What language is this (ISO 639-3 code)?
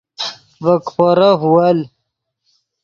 ydg